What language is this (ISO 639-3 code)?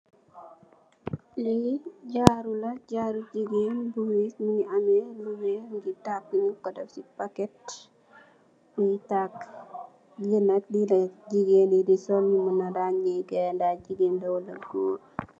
wol